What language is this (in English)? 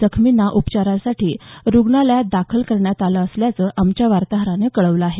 Marathi